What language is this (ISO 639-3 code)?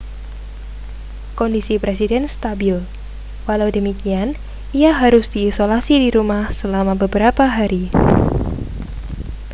ind